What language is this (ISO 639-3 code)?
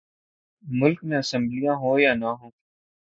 urd